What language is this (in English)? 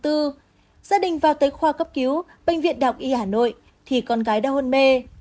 Vietnamese